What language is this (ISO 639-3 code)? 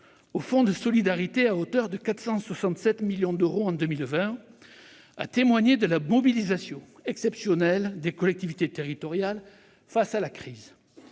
fra